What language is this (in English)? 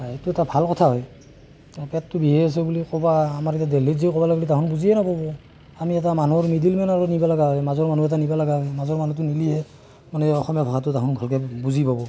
Assamese